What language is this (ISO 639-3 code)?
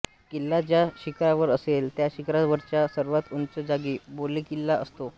mar